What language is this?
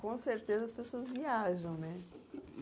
Portuguese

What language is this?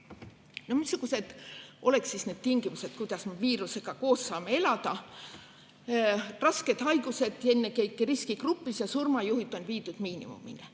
Estonian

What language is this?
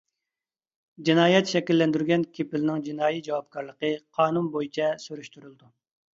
Uyghur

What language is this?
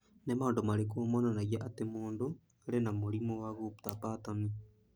Kikuyu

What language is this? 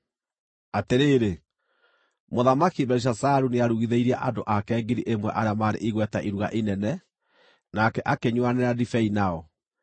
Kikuyu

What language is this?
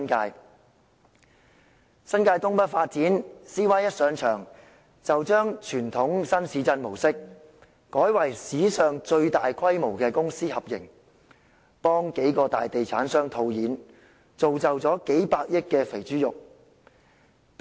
Cantonese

